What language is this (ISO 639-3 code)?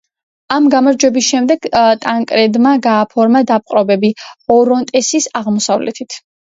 kat